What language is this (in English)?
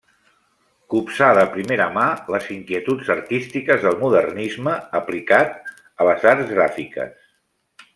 Catalan